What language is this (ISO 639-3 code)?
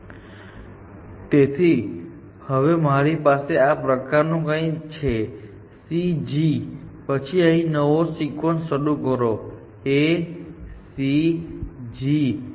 guj